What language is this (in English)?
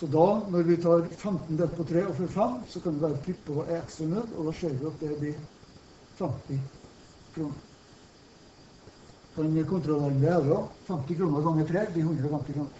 Norwegian